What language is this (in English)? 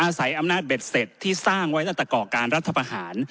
Thai